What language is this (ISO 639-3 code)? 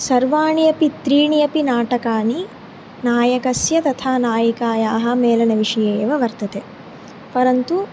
san